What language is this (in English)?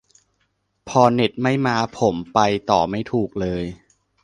Thai